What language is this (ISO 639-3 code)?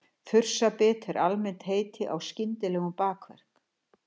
isl